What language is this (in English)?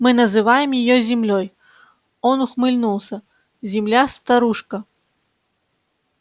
Russian